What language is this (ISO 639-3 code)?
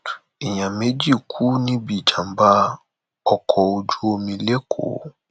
yor